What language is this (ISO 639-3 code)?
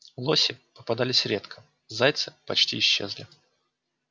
rus